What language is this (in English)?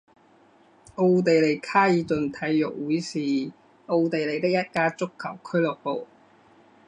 Chinese